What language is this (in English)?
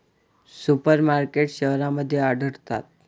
Marathi